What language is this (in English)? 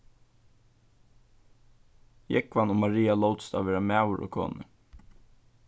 Faroese